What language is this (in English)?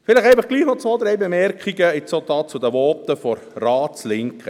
Swiss German